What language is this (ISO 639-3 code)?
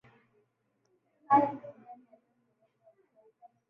swa